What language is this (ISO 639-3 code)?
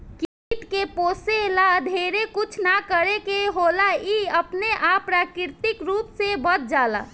bho